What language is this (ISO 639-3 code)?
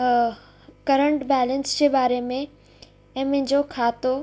snd